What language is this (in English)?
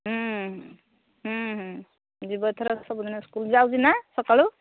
Odia